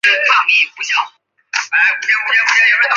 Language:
Chinese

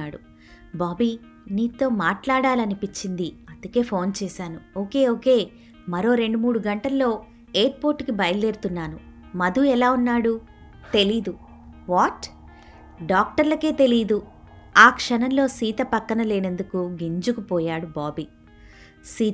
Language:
Telugu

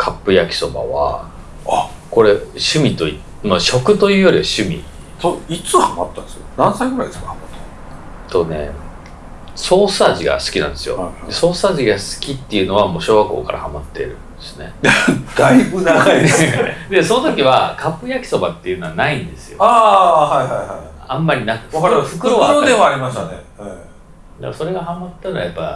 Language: Japanese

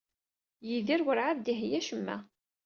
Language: Kabyle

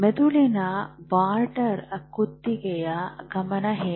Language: Kannada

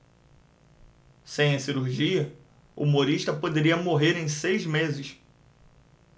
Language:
Portuguese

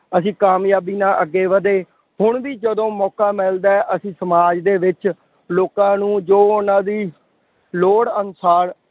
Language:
Punjabi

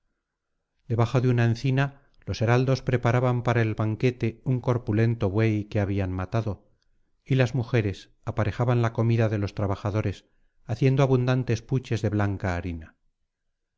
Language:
Spanish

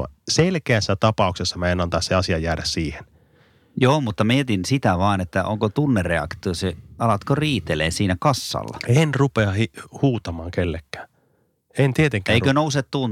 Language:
Finnish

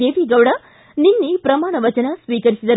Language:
Kannada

